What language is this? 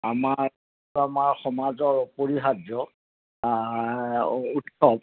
Assamese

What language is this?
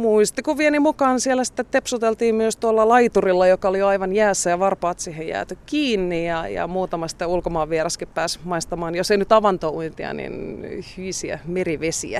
Finnish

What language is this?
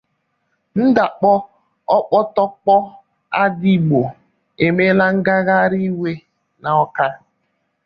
Igbo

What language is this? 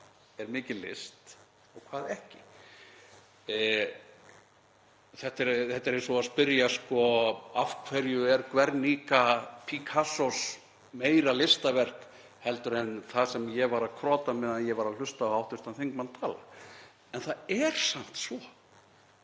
Icelandic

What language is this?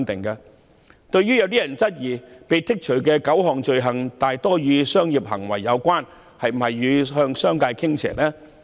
Cantonese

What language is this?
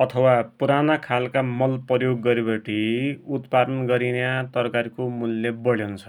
Dotyali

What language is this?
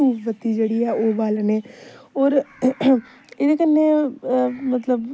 Dogri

